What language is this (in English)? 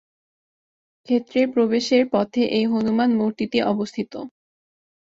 Bangla